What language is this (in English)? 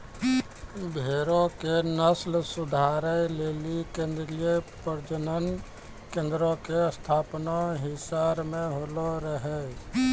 Maithili